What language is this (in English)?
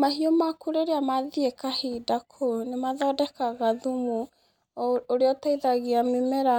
Kikuyu